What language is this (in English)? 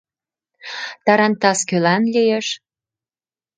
Mari